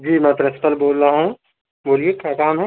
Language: Urdu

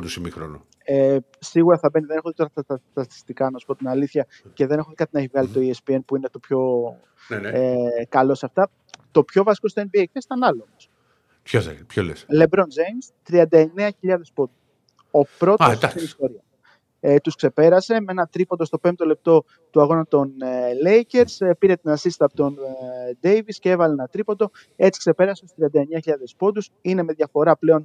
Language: Greek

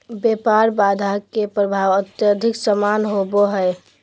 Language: Magahi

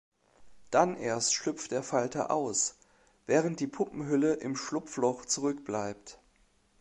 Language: German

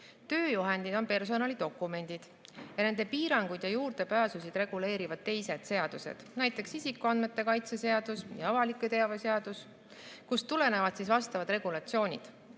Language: Estonian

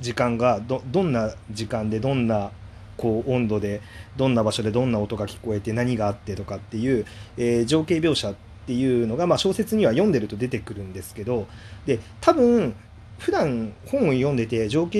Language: Japanese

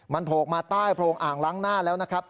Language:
Thai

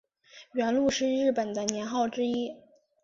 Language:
Chinese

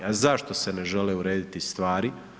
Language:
Croatian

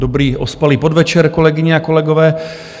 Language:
Czech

